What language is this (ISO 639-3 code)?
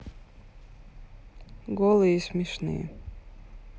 rus